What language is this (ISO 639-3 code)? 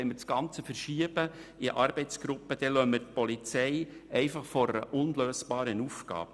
gsw